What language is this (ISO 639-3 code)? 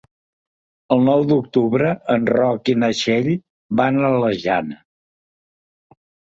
cat